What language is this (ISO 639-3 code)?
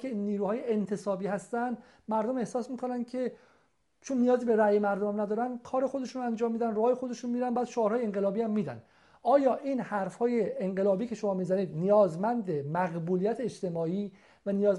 fas